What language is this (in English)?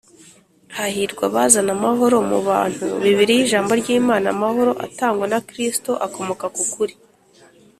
Kinyarwanda